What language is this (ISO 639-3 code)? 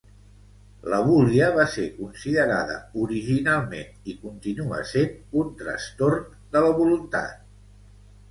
cat